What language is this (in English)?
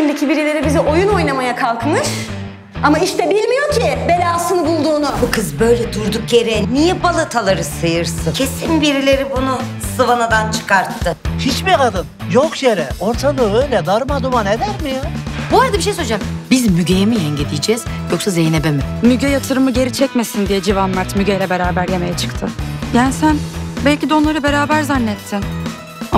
Turkish